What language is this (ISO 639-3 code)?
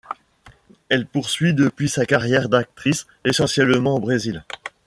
fra